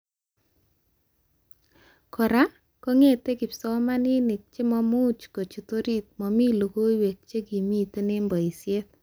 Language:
Kalenjin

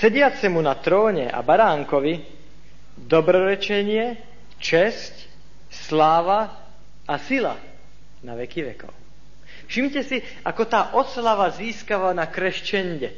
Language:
Slovak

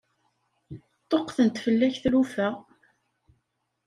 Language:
Kabyle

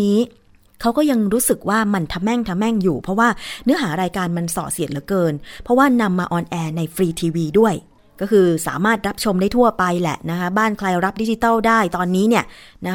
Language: Thai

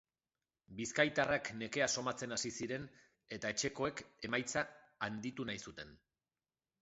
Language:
Basque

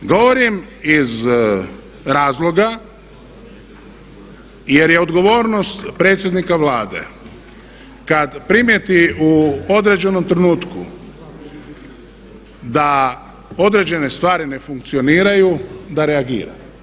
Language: Croatian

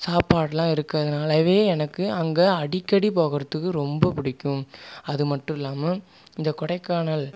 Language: Tamil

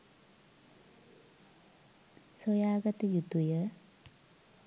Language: Sinhala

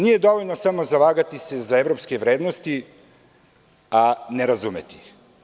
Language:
Serbian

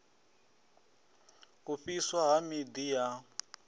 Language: Venda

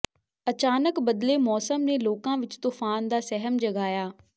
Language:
Punjabi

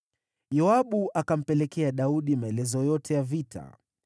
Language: Swahili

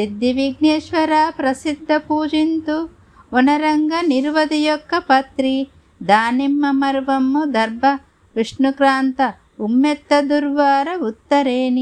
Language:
Telugu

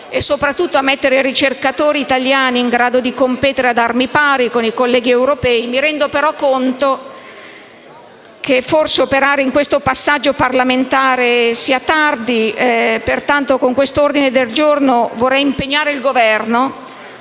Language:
Italian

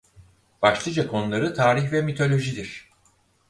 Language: Turkish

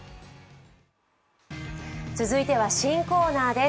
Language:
Japanese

